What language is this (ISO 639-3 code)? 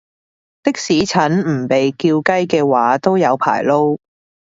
yue